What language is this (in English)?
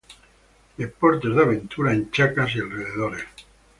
Spanish